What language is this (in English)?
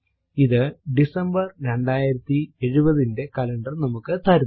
Malayalam